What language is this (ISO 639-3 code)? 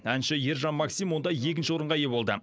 kaz